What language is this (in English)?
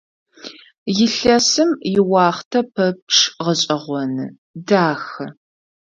Adyghe